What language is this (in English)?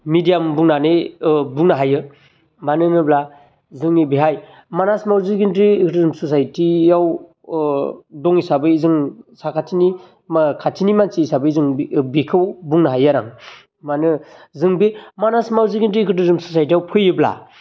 Bodo